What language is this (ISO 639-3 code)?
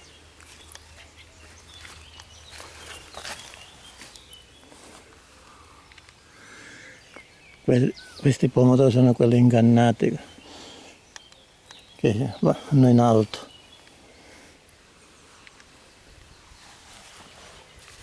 ita